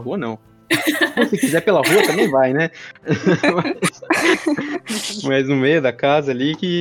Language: Portuguese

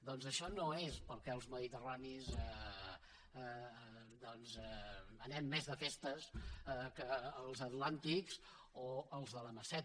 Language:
Catalan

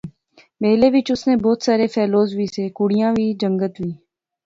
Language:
Pahari-Potwari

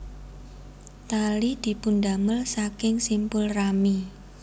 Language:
Javanese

